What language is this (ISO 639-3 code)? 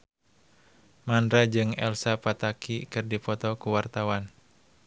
sun